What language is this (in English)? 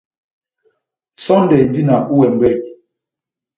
Batanga